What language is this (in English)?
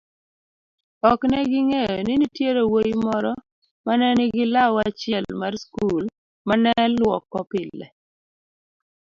Luo (Kenya and Tanzania)